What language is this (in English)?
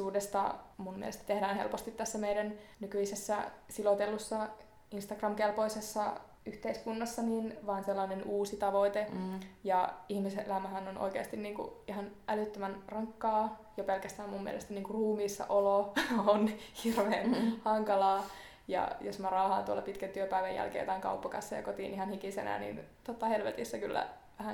Finnish